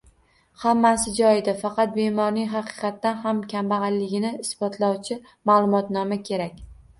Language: Uzbek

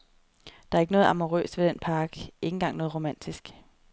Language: Danish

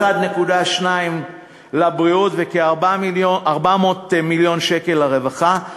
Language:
Hebrew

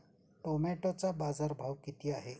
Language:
Marathi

